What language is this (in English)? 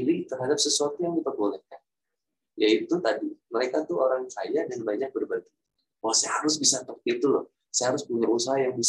Indonesian